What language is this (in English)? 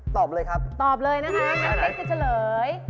Thai